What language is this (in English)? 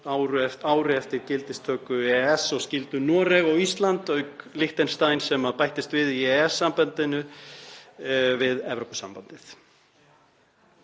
Icelandic